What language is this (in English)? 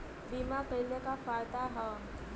Bhojpuri